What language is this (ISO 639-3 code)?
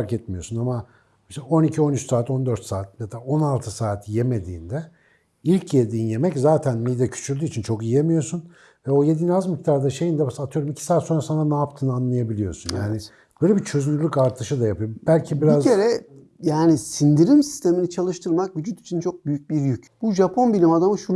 tur